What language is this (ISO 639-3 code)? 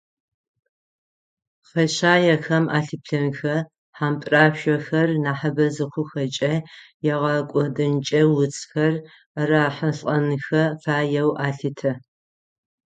ady